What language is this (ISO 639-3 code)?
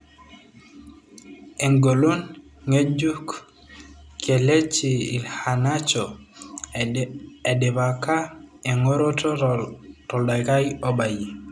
mas